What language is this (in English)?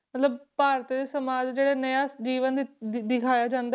Punjabi